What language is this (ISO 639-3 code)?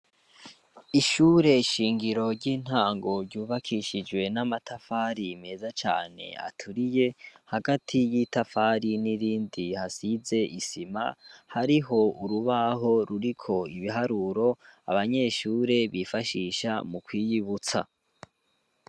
run